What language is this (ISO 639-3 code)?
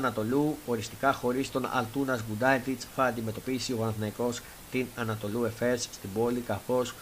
ell